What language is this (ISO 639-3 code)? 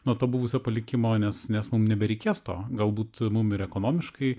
lit